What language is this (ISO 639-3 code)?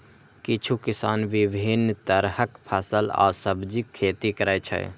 mai